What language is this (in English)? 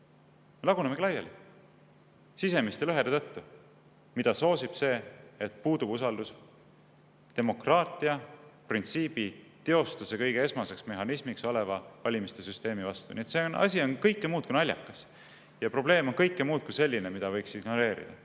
Estonian